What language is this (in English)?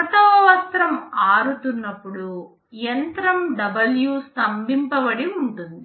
Telugu